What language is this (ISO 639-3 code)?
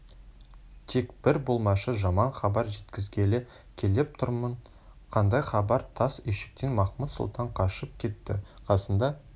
kaz